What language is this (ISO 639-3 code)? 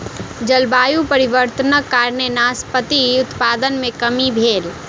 mai